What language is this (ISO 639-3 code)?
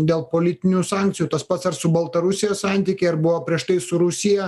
lit